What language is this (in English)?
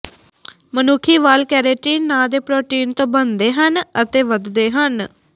Punjabi